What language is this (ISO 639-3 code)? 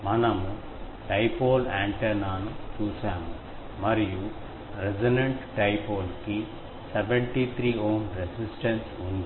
tel